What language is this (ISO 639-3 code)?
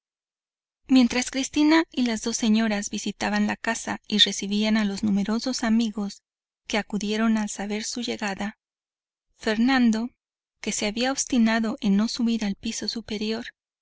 spa